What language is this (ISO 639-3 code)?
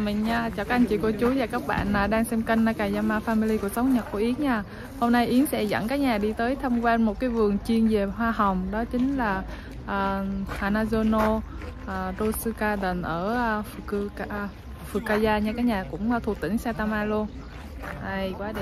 vie